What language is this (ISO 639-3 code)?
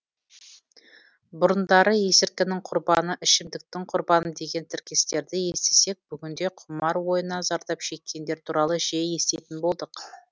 kaz